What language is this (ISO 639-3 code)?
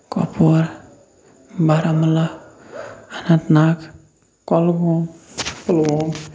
kas